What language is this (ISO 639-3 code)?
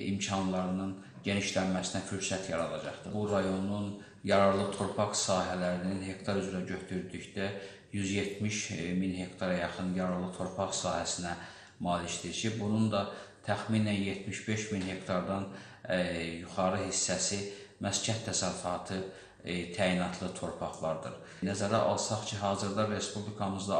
tur